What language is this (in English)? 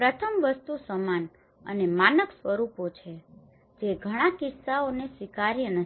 Gujarati